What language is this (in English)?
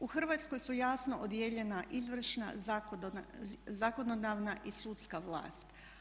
Croatian